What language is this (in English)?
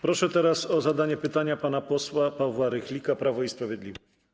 Polish